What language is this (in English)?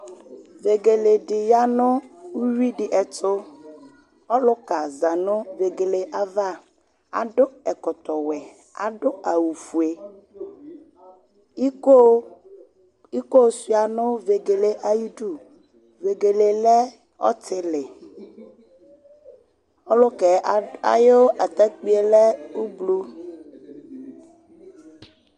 Ikposo